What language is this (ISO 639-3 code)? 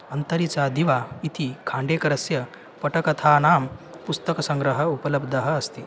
san